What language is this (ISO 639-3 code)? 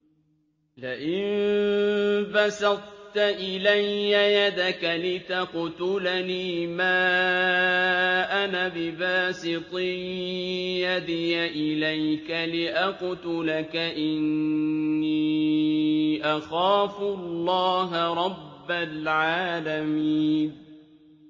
ara